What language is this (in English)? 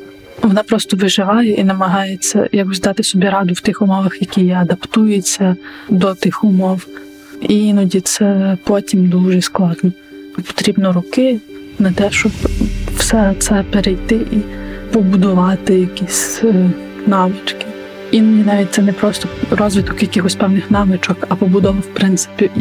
Ukrainian